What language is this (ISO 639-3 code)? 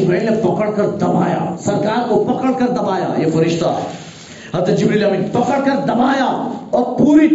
urd